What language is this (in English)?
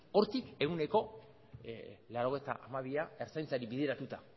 Basque